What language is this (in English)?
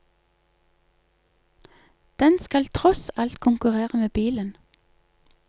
Norwegian